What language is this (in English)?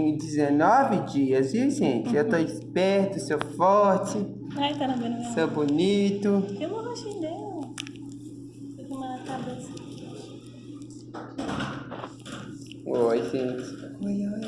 Portuguese